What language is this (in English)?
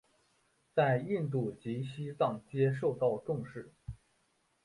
Chinese